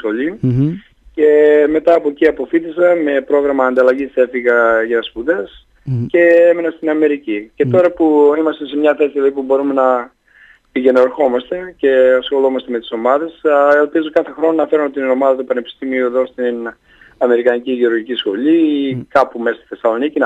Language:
Greek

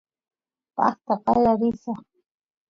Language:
Santiago del Estero Quichua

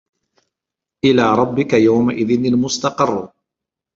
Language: Arabic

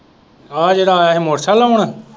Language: Punjabi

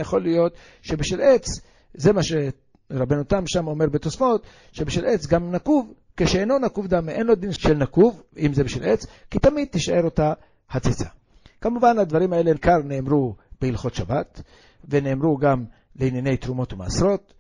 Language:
Hebrew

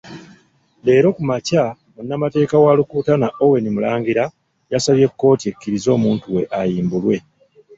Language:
Ganda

